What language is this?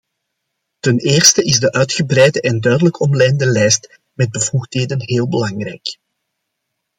Dutch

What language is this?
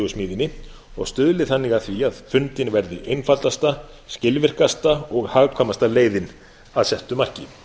Icelandic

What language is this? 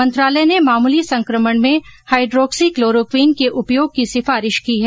Hindi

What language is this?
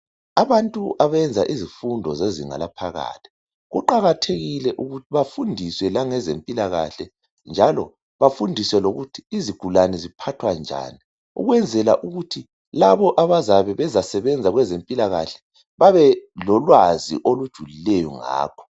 North Ndebele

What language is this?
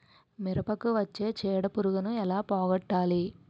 Telugu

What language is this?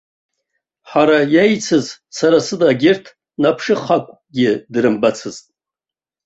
Abkhazian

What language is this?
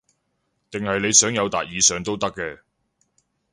Cantonese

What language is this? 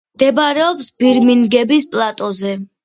Georgian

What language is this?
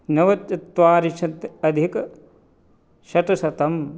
Sanskrit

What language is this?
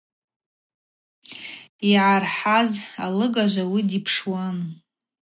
Abaza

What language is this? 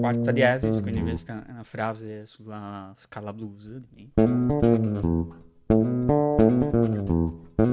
Italian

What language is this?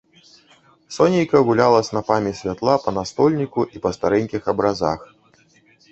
Belarusian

